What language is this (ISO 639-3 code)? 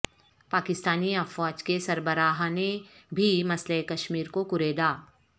urd